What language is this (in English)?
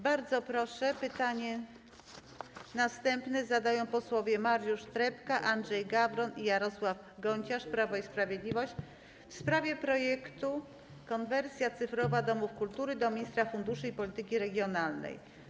Polish